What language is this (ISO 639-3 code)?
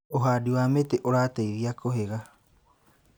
kik